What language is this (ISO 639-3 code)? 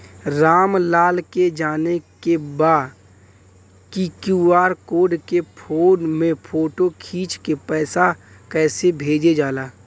bho